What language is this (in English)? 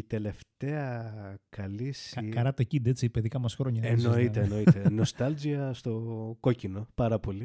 Greek